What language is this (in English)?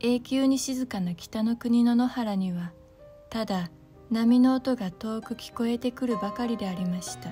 Japanese